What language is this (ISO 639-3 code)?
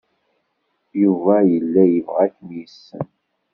kab